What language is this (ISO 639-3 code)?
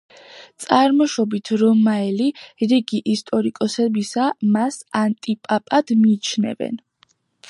kat